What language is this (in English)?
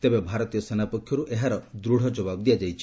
Odia